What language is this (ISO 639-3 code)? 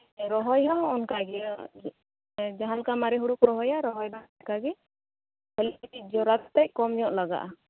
sat